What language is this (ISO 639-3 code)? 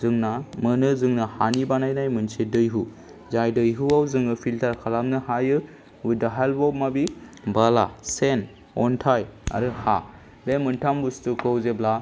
brx